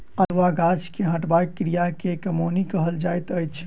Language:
Maithili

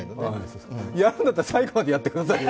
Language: Japanese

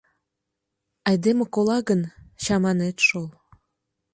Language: Mari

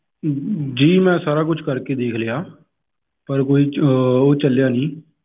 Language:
Punjabi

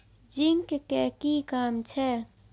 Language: Maithili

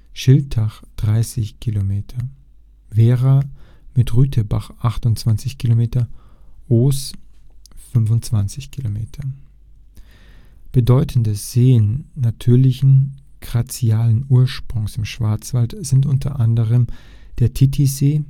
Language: German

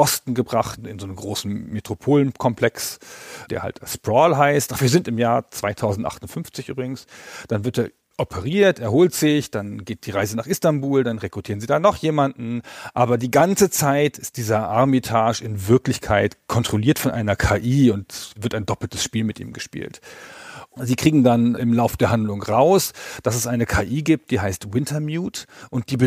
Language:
German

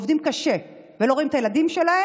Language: Hebrew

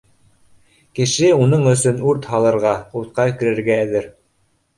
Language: Bashkir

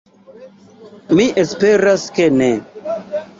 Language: Esperanto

